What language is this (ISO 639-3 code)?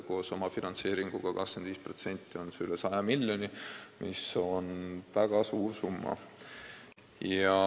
est